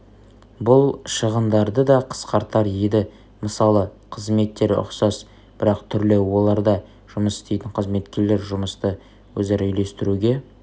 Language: Kazakh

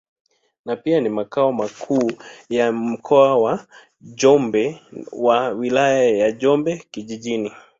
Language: Swahili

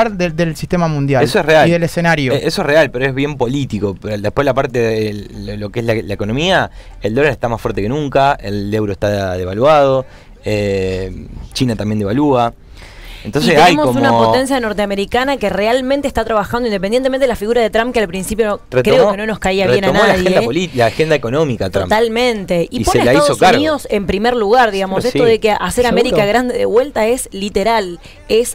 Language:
Spanish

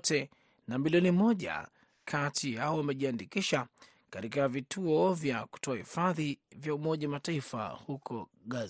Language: Swahili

